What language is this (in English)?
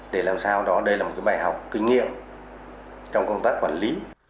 Vietnamese